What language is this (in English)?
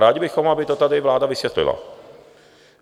Czech